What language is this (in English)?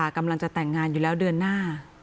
Thai